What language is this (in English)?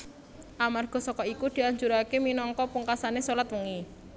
Javanese